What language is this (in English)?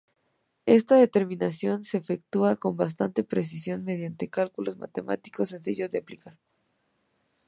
Spanish